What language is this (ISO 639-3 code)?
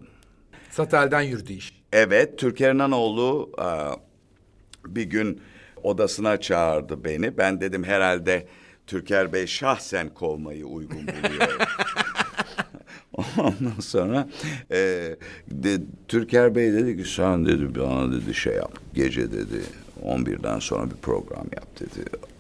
tur